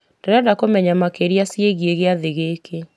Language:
Kikuyu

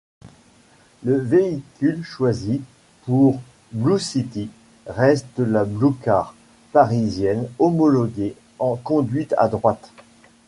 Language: French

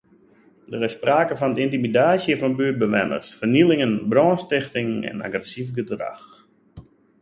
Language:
Western Frisian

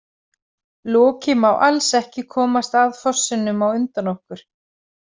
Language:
Icelandic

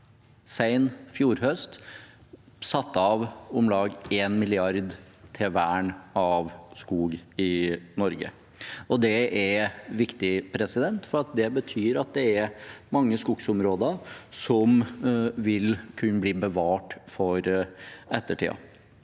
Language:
Norwegian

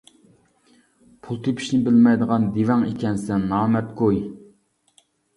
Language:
Uyghur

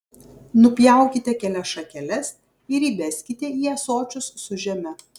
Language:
Lithuanian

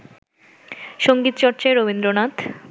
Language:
Bangla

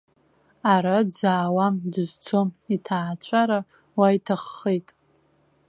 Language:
Abkhazian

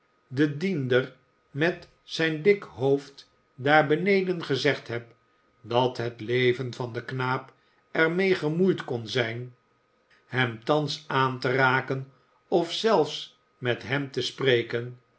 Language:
Dutch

